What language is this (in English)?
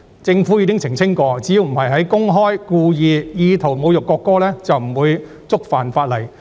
Cantonese